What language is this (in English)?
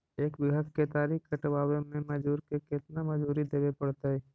Magahi